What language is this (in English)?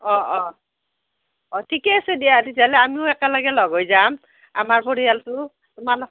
Assamese